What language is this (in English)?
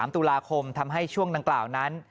Thai